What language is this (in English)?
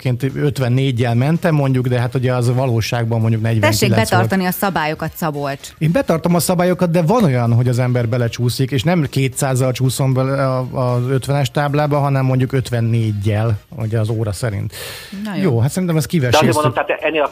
Hungarian